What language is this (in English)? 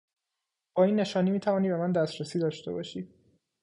Persian